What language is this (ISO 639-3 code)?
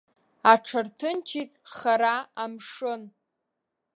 abk